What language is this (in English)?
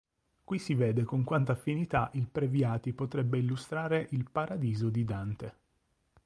Italian